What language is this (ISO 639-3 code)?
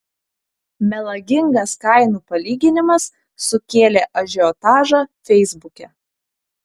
lit